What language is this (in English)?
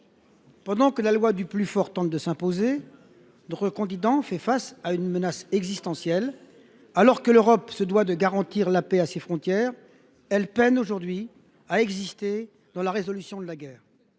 French